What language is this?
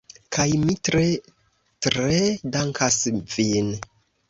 Esperanto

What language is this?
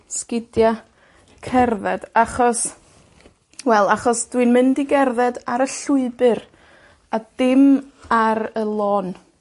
Welsh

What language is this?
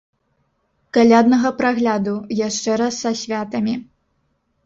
Belarusian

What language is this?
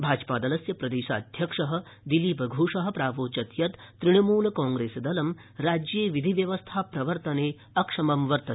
Sanskrit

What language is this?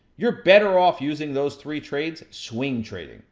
English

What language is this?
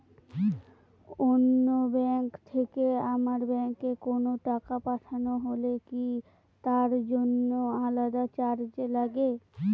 Bangla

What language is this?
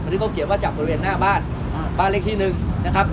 Thai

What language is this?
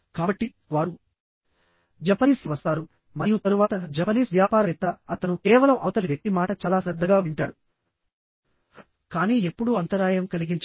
Telugu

